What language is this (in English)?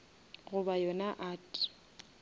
Northern Sotho